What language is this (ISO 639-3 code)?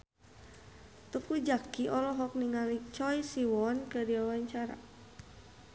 sun